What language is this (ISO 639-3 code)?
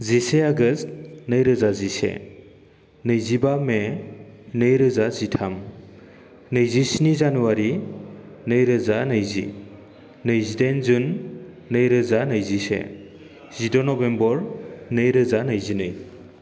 brx